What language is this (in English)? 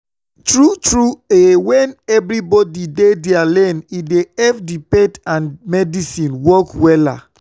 Nigerian Pidgin